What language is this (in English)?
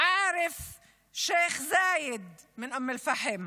Hebrew